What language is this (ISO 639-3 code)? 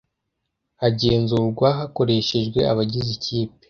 kin